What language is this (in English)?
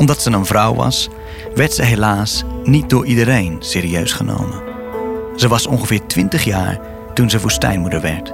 Dutch